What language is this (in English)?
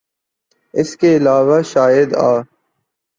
Urdu